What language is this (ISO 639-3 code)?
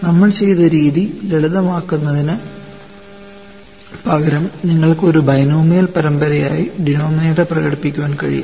mal